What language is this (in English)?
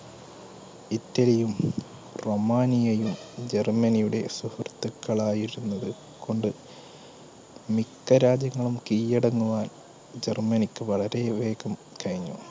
Malayalam